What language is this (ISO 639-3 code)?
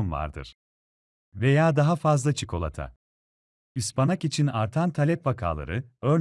tur